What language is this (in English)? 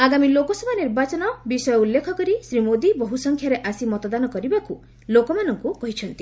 Odia